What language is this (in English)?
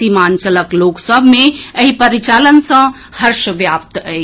Maithili